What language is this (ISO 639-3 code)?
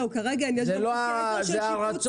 heb